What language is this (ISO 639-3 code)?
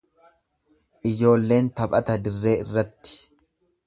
orm